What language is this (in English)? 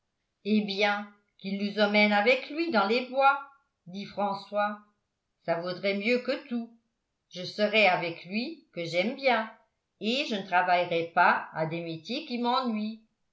French